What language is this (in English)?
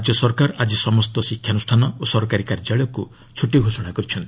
Odia